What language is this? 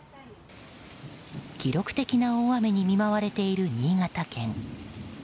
Japanese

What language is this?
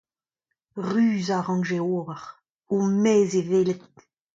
Breton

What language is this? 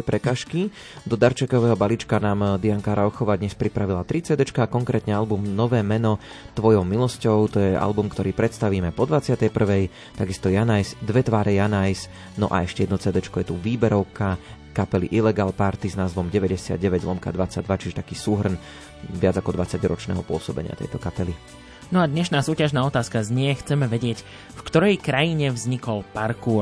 Slovak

